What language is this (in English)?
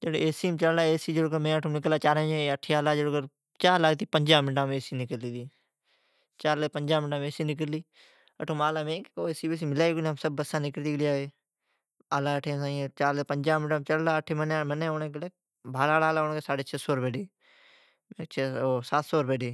Od